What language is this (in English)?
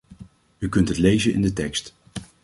Dutch